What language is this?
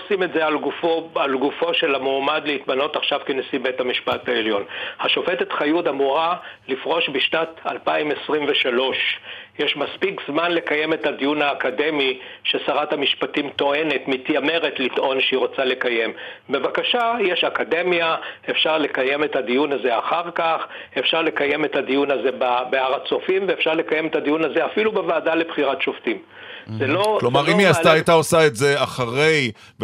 Hebrew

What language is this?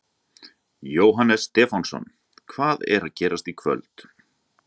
Icelandic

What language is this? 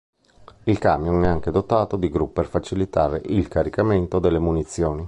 Italian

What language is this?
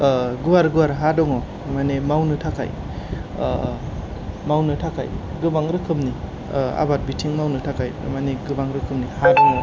Bodo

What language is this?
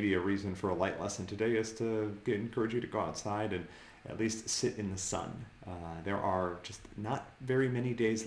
English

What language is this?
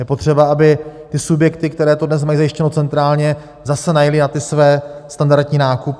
Czech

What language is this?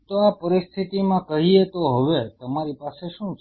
Gujarati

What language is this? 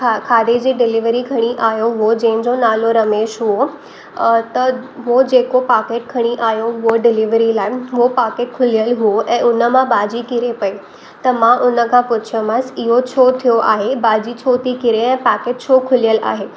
Sindhi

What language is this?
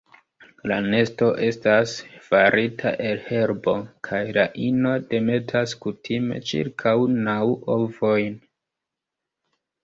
Esperanto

